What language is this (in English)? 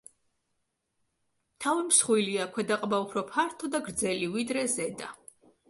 Georgian